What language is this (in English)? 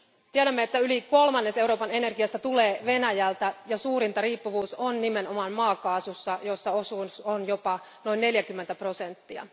Finnish